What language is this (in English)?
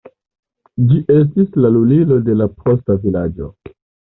Esperanto